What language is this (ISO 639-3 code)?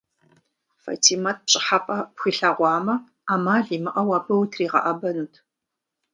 kbd